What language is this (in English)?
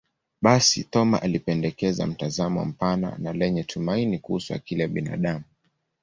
Swahili